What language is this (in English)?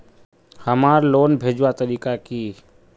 Magahi